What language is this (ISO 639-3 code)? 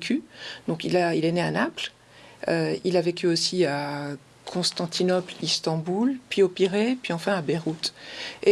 fra